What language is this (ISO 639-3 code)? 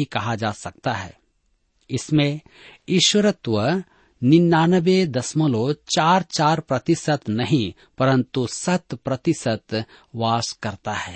hin